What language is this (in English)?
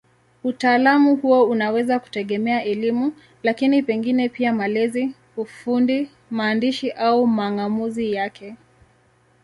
Swahili